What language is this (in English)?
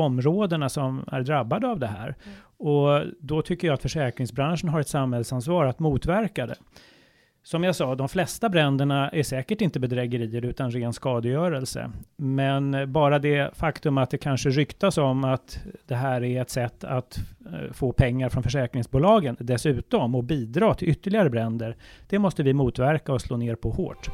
Swedish